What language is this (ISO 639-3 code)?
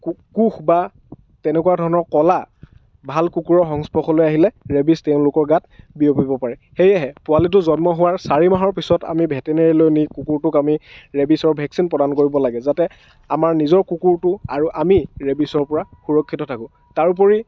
asm